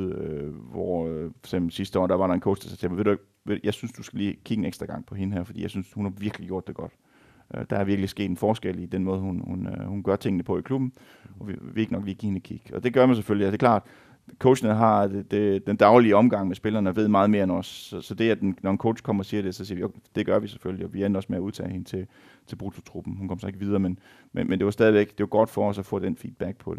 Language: Danish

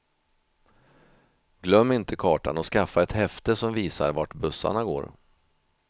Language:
Swedish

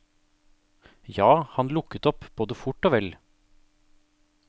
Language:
Norwegian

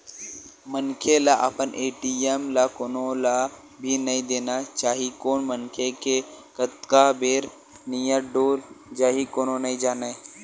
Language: Chhattisgarhi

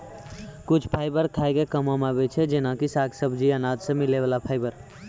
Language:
Maithili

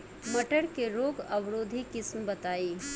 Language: Bhojpuri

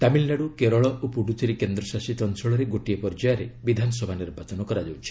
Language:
Odia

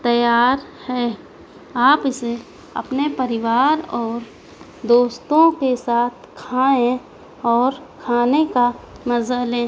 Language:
Urdu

